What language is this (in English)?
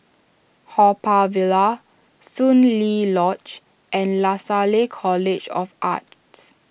English